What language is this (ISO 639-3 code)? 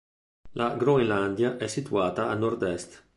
ita